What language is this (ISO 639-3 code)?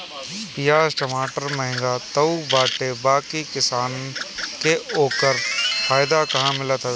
bho